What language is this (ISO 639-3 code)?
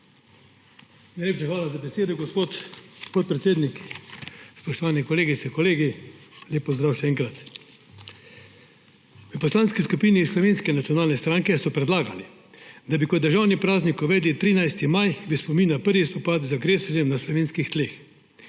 slv